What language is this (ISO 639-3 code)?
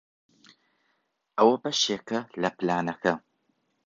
ckb